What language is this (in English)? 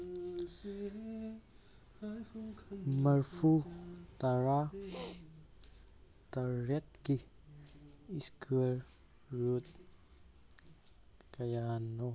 Manipuri